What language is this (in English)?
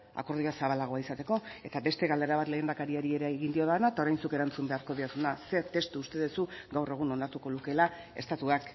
Basque